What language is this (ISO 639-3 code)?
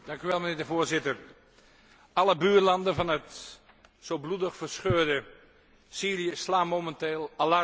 nld